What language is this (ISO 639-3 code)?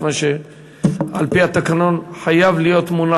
heb